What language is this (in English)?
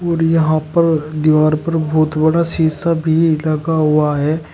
Hindi